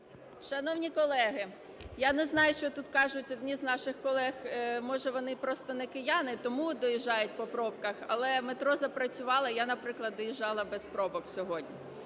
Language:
Ukrainian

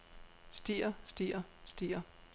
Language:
Danish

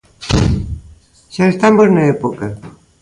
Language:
Galician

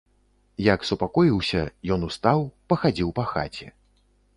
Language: Belarusian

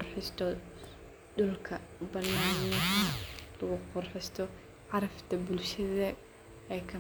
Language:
Somali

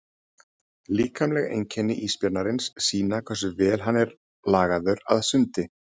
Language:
Icelandic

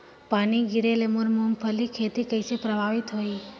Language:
Chhattisgarhi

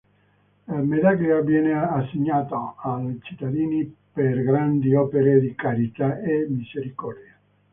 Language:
Italian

